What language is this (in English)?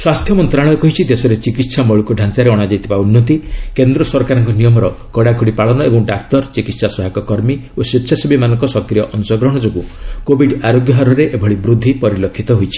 Odia